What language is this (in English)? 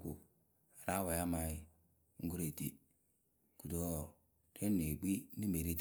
Akebu